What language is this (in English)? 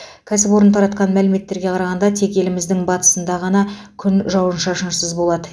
Kazakh